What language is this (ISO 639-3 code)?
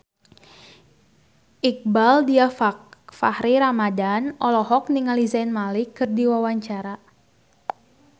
sun